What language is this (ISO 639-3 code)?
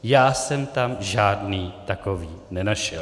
ces